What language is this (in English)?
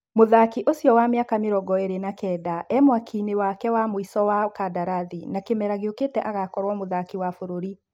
Kikuyu